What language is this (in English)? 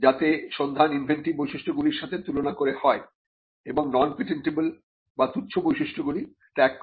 Bangla